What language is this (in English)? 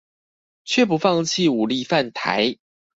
Chinese